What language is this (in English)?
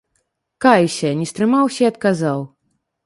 Belarusian